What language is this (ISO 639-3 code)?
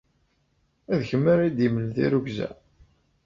kab